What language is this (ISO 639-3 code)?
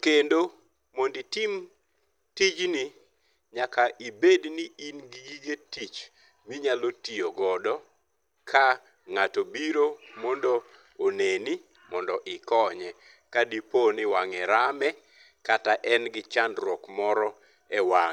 luo